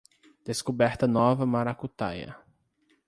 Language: Portuguese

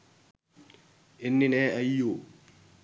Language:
Sinhala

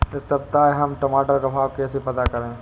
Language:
Hindi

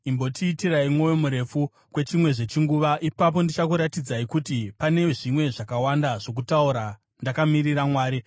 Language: Shona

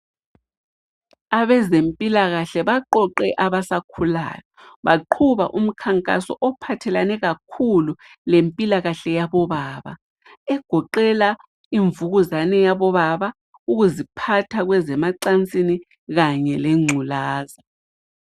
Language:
North Ndebele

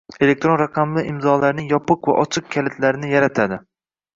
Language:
Uzbek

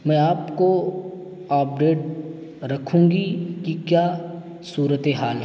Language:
Urdu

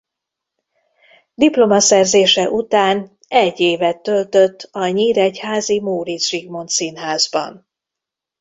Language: Hungarian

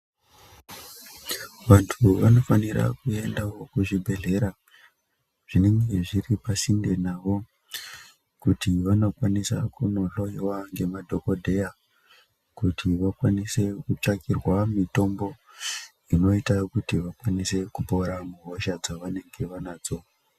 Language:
Ndau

